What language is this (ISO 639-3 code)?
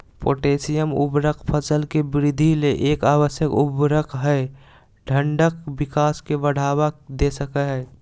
mag